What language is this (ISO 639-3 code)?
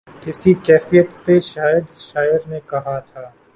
urd